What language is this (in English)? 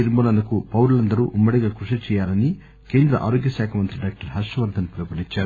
Telugu